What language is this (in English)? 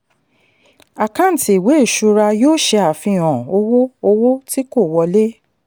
Yoruba